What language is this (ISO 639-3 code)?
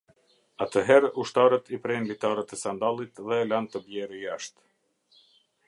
sqi